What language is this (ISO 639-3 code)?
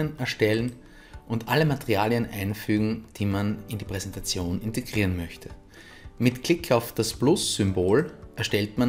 deu